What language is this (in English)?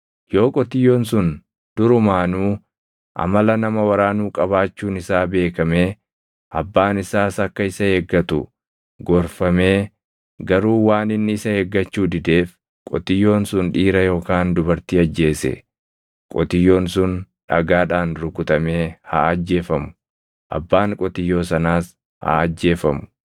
Oromo